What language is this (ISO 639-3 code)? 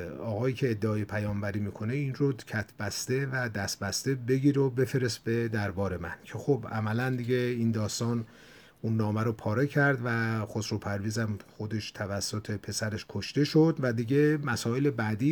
fas